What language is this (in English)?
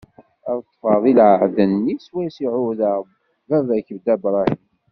Kabyle